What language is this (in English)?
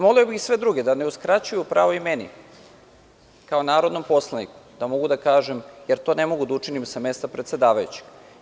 Serbian